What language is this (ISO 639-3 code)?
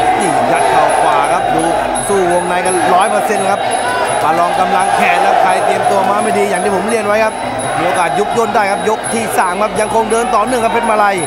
tha